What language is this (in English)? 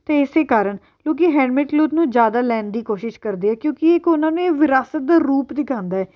Punjabi